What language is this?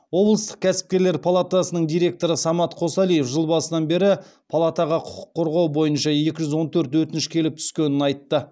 Kazakh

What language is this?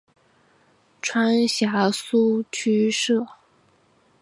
Chinese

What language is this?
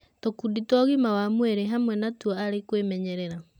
Kikuyu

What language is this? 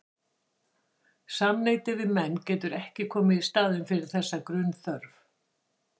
Icelandic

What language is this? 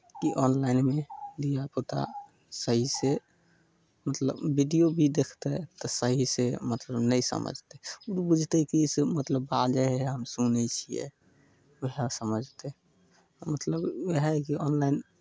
Maithili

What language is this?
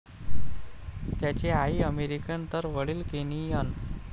Marathi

